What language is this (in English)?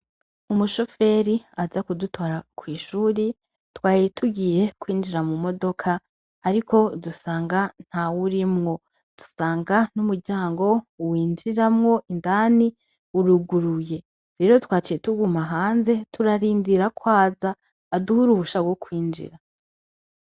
Rundi